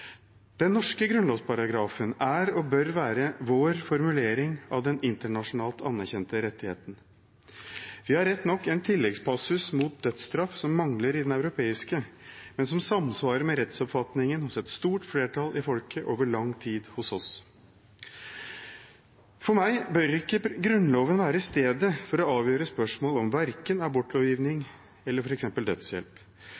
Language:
Norwegian Bokmål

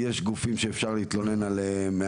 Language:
Hebrew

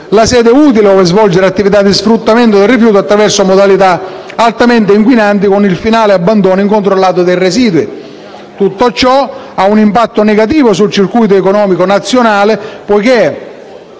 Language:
Italian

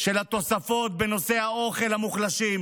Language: Hebrew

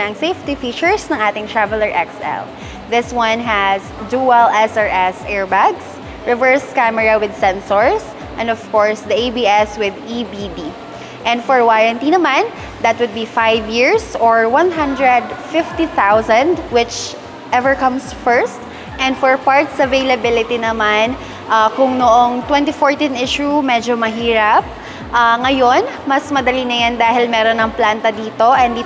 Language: Filipino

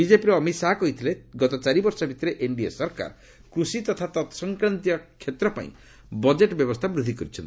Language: Odia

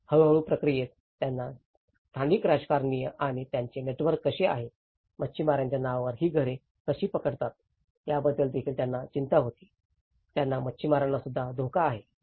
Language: Marathi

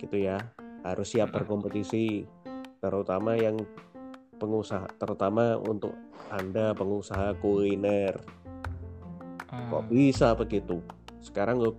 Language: Indonesian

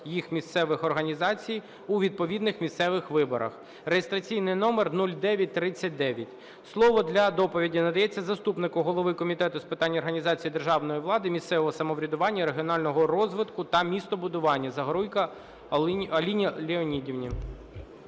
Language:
Ukrainian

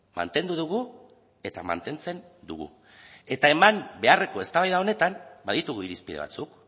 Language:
Basque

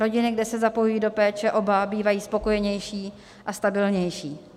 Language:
Czech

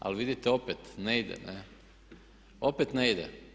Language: Croatian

